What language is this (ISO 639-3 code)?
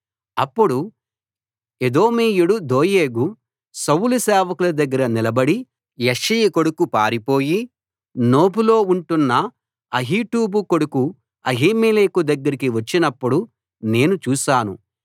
tel